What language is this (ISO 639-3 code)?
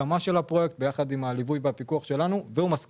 heb